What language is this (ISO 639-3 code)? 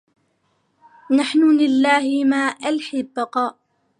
ara